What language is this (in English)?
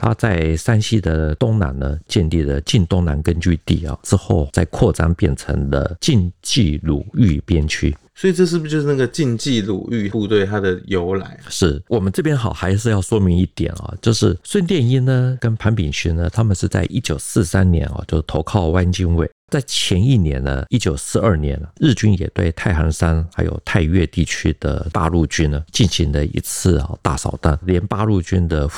Chinese